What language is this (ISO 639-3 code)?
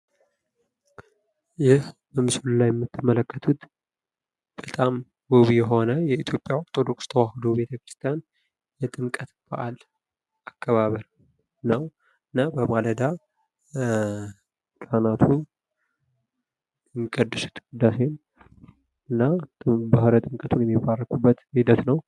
amh